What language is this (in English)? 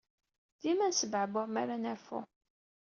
Kabyle